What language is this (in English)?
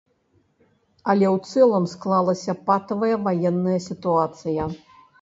Belarusian